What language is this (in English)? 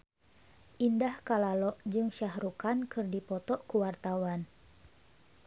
Sundanese